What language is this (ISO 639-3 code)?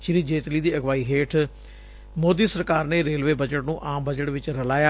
pan